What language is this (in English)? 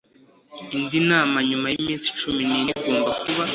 Kinyarwanda